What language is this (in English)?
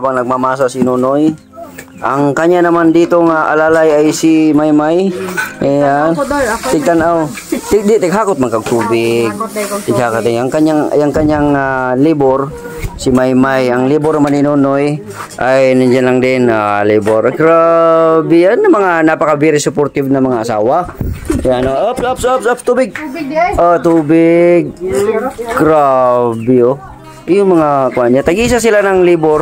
Filipino